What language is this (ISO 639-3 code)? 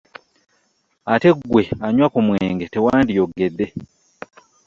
lug